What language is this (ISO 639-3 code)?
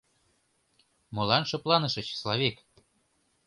chm